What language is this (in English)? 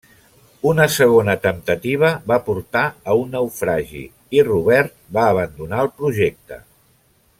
Catalan